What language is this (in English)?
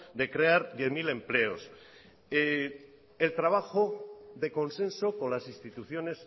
Spanish